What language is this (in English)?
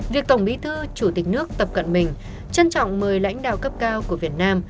Vietnamese